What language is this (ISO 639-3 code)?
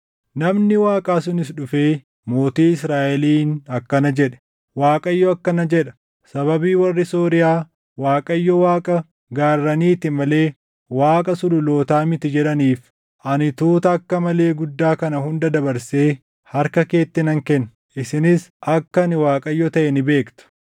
orm